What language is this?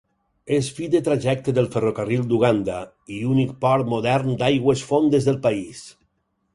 Catalan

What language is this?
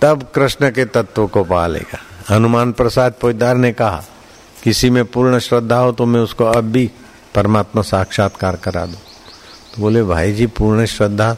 Hindi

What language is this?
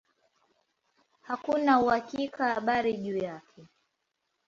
Swahili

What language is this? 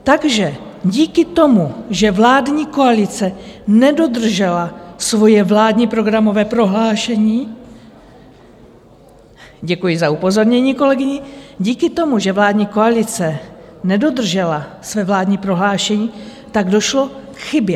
Czech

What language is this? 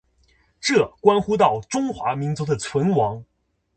Chinese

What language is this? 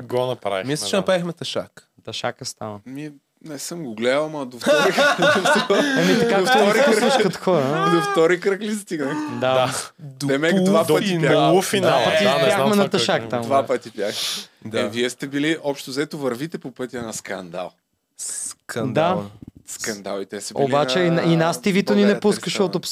Bulgarian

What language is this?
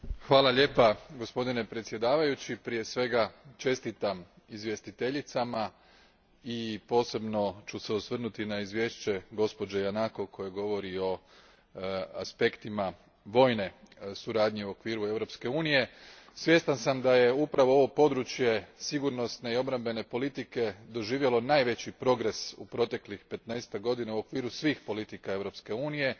Croatian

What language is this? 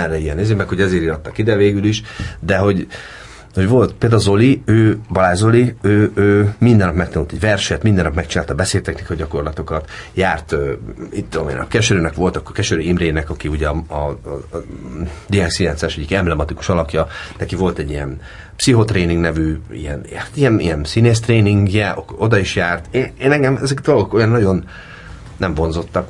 Hungarian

